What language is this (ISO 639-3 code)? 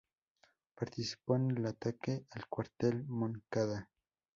spa